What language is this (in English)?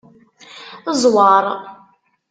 Kabyle